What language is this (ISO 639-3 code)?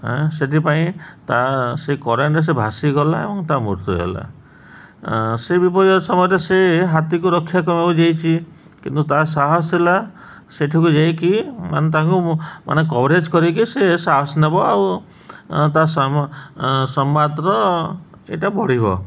ori